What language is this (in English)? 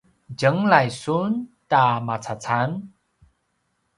Paiwan